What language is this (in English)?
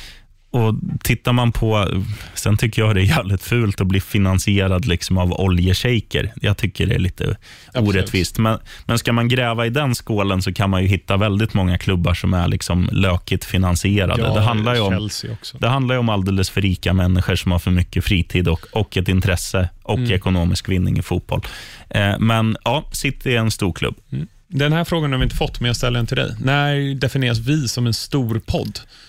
Swedish